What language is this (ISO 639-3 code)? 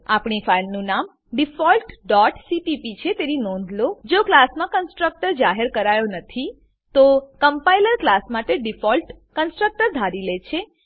guj